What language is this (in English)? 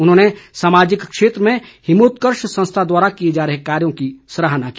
Hindi